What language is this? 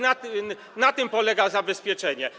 Polish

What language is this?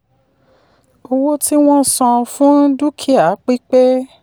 Yoruba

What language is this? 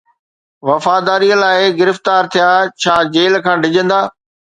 Sindhi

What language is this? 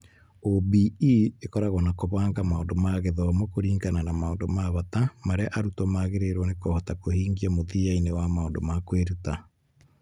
Kikuyu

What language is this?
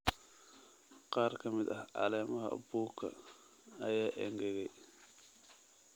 Somali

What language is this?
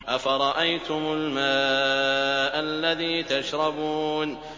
Arabic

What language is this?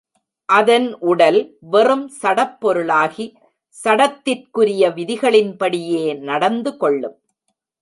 Tamil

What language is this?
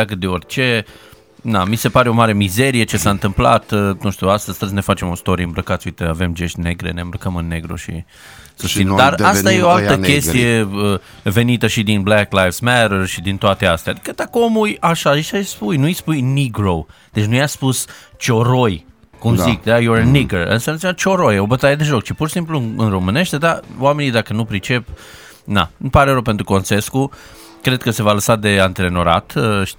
Romanian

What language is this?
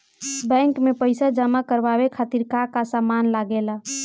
Bhojpuri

